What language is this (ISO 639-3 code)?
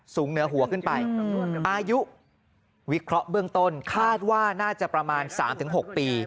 tha